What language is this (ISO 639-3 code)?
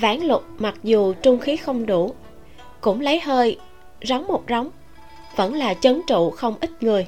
vie